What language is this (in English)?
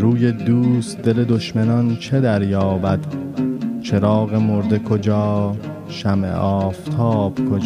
Persian